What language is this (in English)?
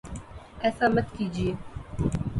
Urdu